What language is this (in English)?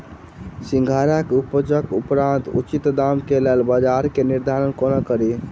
Maithili